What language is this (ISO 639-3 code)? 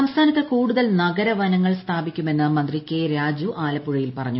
mal